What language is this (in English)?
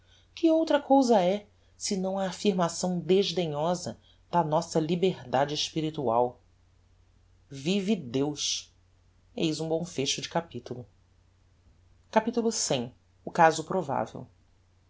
Portuguese